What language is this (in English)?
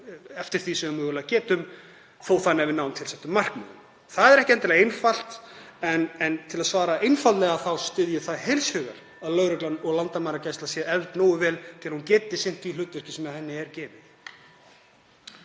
Icelandic